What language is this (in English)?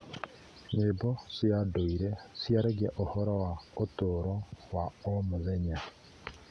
Kikuyu